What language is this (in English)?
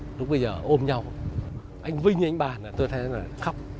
Vietnamese